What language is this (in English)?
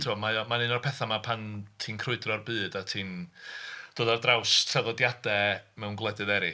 Welsh